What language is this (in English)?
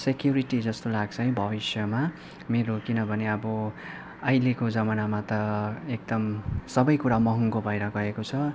Nepali